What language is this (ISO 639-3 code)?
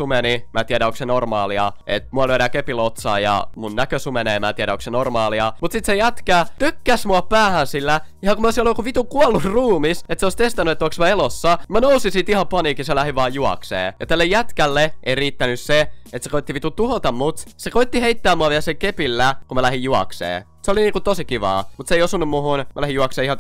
fin